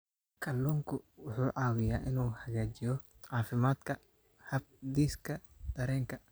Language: Somali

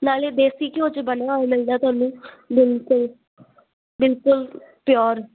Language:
Punjabi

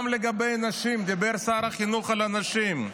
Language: Hebrew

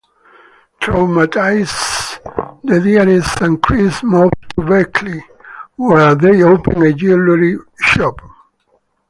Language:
English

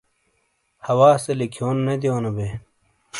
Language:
Shina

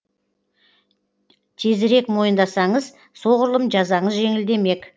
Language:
Kazakh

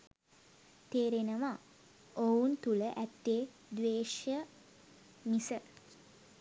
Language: Sinhala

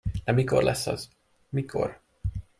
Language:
Hungarian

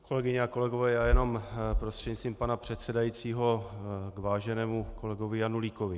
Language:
Czech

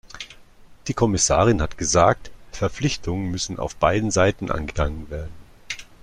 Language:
German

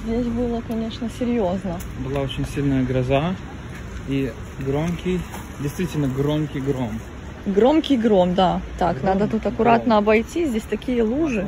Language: Russian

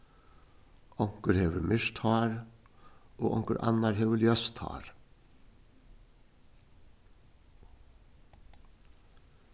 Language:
Faroese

